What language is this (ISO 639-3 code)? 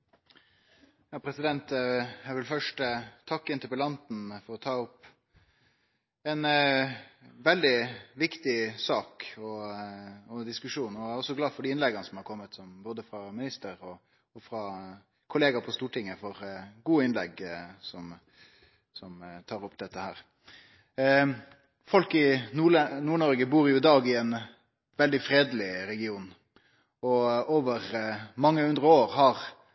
nno